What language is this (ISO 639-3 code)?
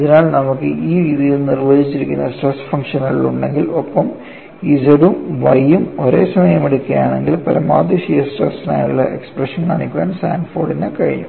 mal